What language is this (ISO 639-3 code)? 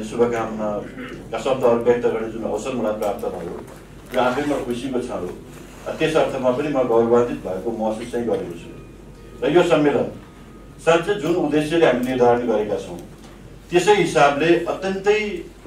tur